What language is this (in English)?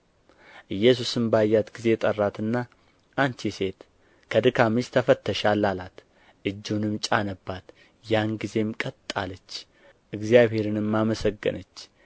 Amharic